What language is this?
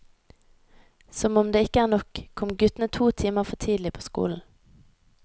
Norwegian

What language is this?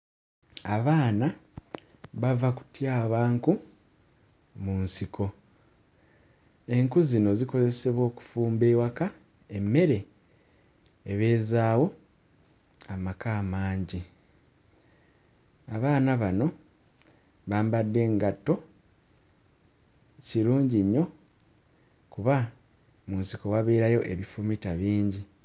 Ganda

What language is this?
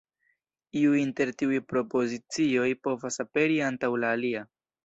Esperanto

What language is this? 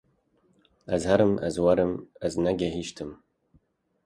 Kurdish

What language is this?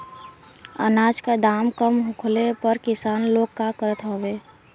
Bhojpuri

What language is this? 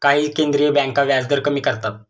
Marathi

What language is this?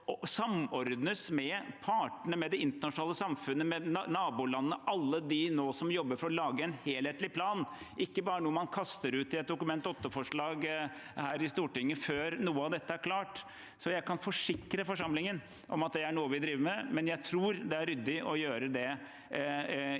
Norwegian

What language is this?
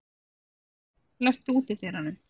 Icelandic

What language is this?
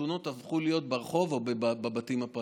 Hebrew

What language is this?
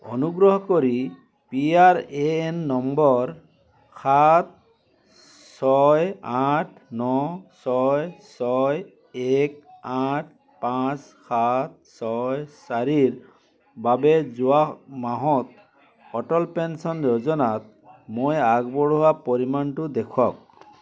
Assamese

